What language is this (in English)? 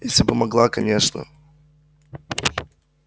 Russian